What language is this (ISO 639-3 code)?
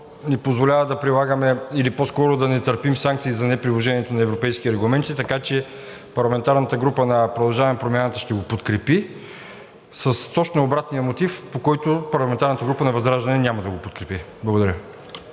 bul